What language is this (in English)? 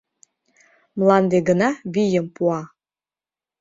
Mari